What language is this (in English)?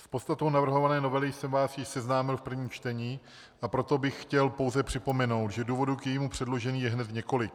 Czech